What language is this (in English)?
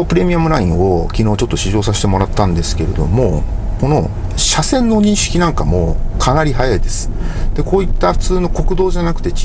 Japanese